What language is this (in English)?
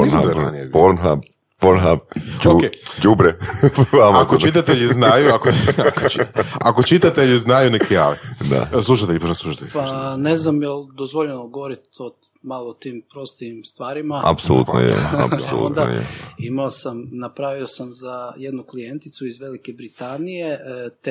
Croatian